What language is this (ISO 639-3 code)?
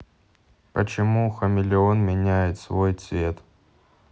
rus